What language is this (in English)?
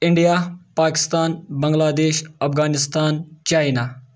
Kashmiri